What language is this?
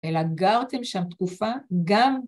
Hebrew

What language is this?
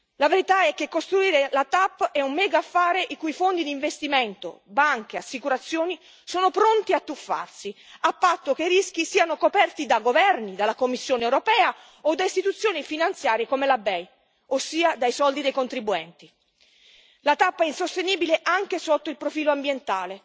Italian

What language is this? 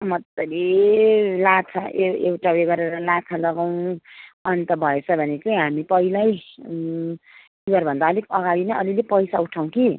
Nepali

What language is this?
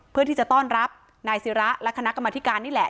Thai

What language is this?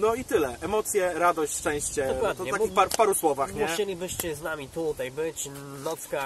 Polish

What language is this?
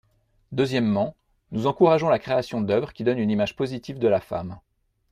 French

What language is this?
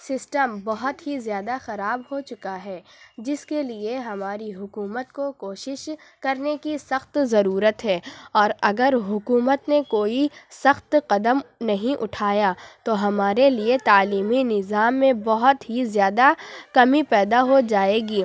Urdu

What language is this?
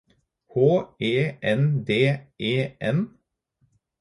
Norwegian Bokmål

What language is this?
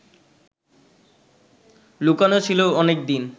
Bangla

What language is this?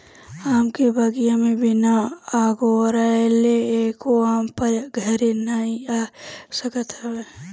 Bhojpuri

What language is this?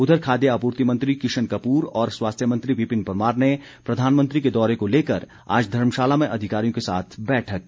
Hindi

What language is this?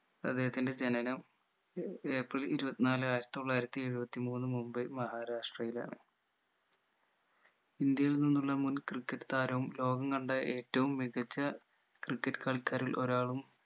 Malayalam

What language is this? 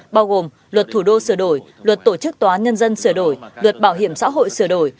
Vietnamese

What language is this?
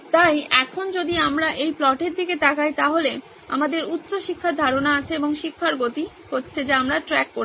Bangla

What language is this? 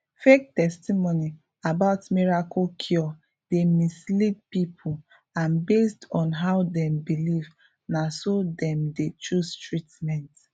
Nigerian Pidgin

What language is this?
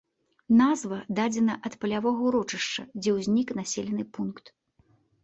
Belarusian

